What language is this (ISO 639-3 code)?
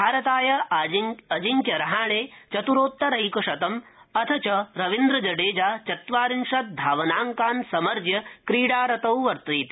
san